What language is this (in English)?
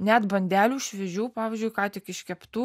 Lithuanian